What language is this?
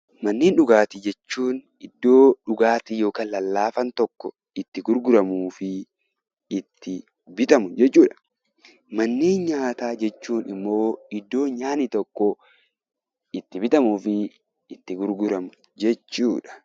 Oromo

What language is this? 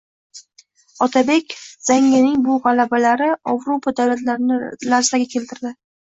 Uzbek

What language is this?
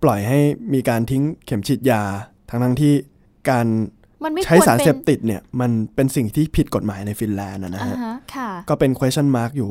Thai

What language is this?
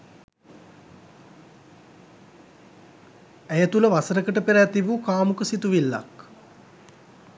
Sinhala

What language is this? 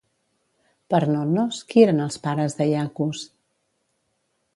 Catalan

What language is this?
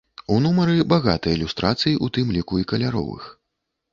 Belarusian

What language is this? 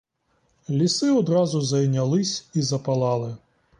Ukrainian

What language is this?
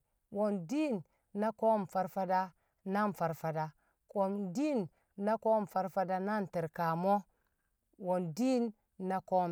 Kamo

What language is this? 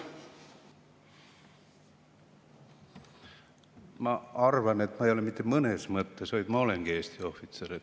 Estonian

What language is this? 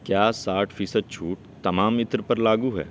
Urdu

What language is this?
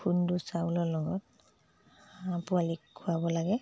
Assamese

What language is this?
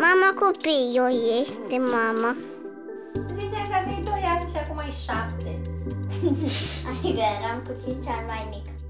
Romanian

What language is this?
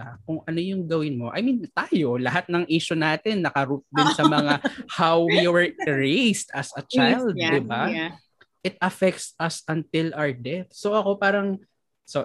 Filipino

